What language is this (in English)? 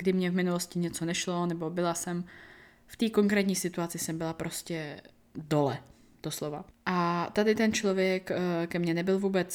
Czech